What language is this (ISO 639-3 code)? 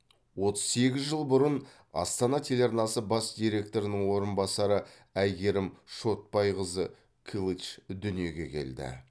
kaz